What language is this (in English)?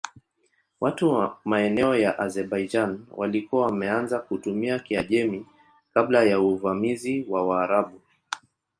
Swahili